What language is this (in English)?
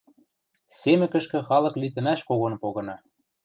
Western Mari